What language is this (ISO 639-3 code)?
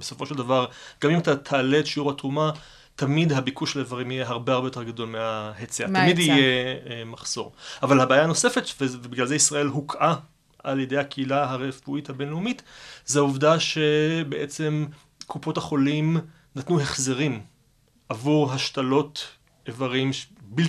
heb